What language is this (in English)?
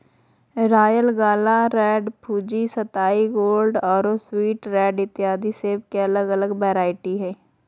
Magahi